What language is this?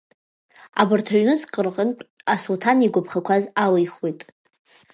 Abkhazian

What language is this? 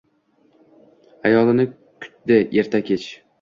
Uzbek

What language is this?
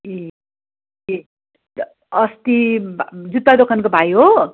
Nepali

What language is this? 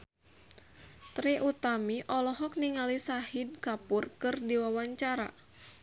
Sundanese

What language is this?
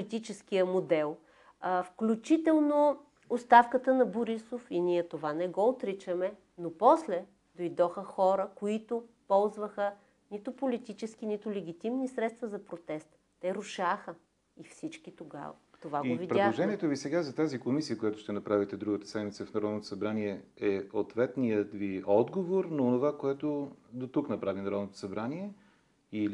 Bulgarian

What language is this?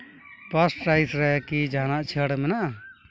Santali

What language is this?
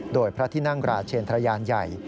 Thai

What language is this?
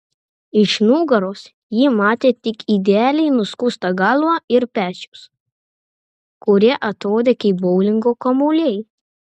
Lithuanian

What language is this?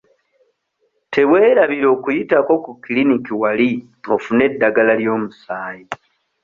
Ganda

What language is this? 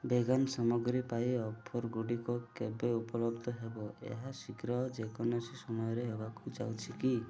Odia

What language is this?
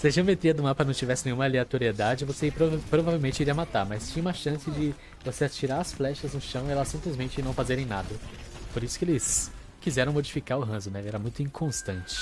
Portuguese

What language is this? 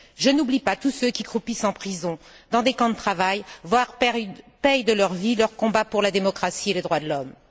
French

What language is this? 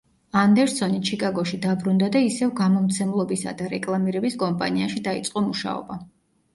Georgian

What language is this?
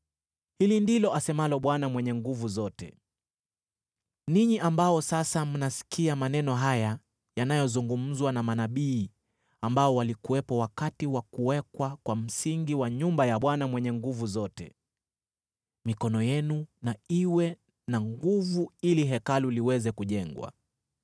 Swahili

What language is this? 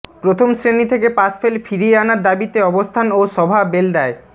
Bangla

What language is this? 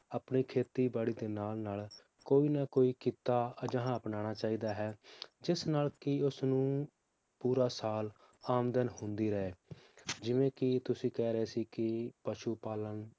Punjabi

